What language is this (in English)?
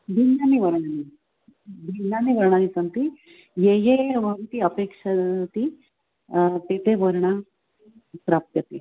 Sanskrit